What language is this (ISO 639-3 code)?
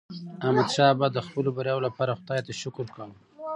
pus